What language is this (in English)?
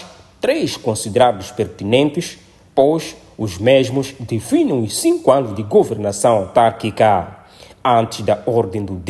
Portuguese